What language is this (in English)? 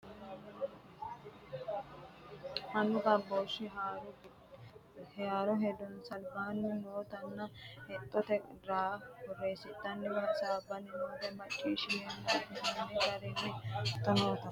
Sidamo